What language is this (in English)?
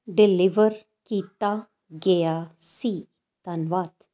Punjabi